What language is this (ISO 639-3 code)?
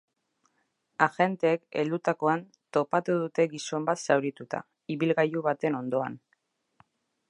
eus